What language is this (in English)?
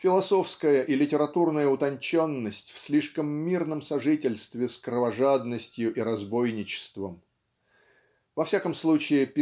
Russian